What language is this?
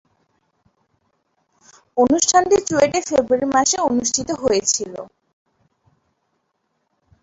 Bangla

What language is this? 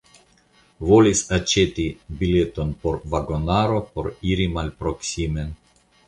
Esperanto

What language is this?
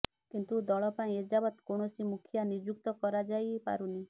Odia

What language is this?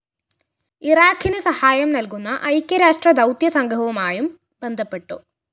Malayalam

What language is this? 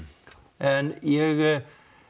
Icelandic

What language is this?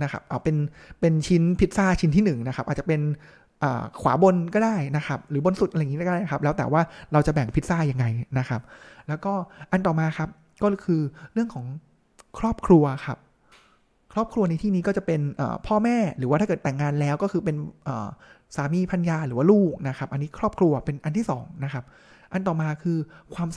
Thai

